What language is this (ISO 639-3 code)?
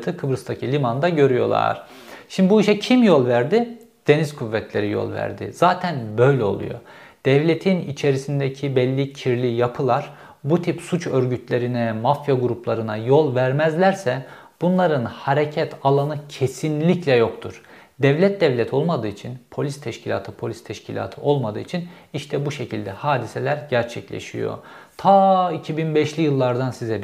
tur